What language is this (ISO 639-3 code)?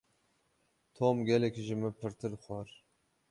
kur